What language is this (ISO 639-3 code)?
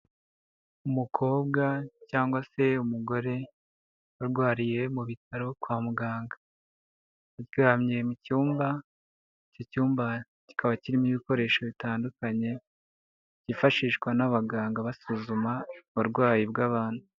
kin